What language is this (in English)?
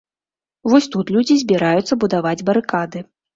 Belarusian